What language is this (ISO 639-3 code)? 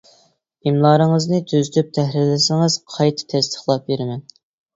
uig